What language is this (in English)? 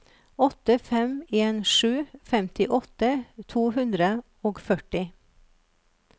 Norwegian